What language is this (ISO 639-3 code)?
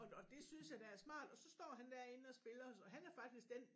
dan